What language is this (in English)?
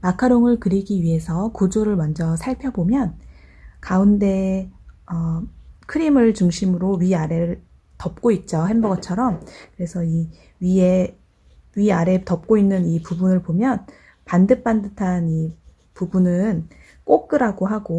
Korean